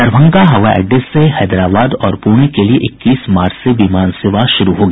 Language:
Hindi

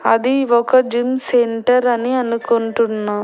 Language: Telugu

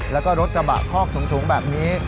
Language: Thai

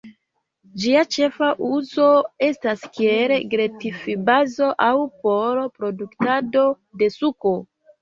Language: Esperanto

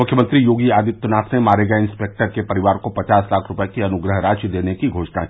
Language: Hindi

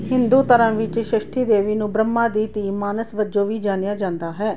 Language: Punjabi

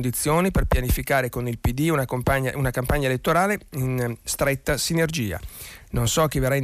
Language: Italian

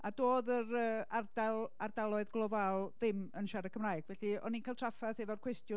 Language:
Welsh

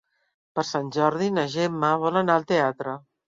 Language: Catalan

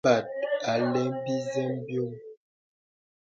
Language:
Bebele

